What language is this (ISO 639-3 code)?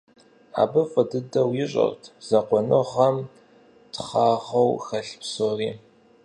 kbd